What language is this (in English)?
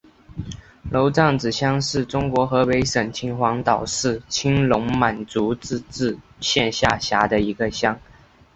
Chinese